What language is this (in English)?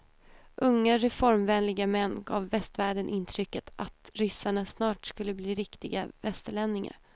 Swedish